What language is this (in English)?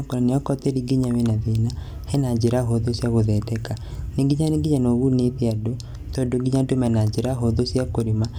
Kikuyu